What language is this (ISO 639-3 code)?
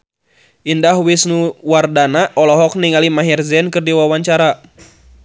sun